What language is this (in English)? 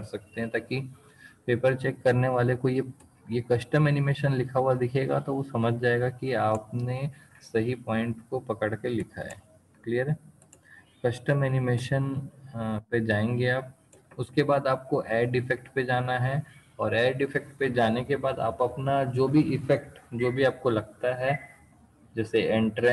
Hindi